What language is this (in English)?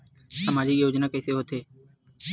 Chhattisgarhi